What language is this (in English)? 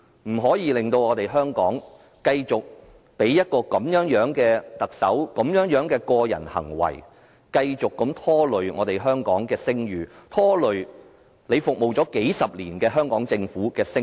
Cantonese